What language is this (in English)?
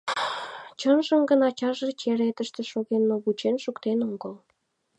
Mari